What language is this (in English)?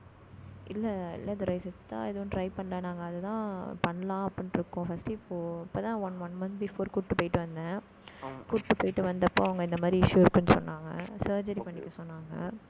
Tamil